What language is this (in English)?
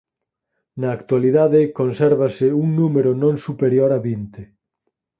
Galician